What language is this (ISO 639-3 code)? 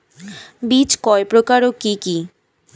ben